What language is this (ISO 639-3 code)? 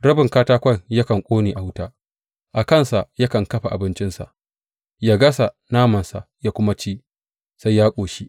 hau